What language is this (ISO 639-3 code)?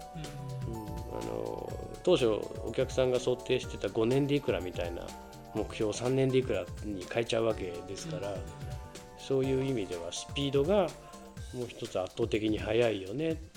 jpn